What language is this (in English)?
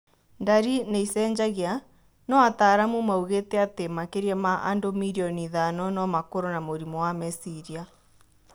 Kikuyu